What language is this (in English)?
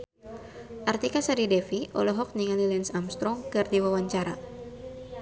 Sundanese